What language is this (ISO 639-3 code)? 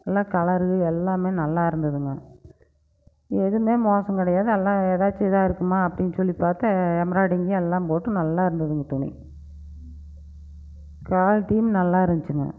tam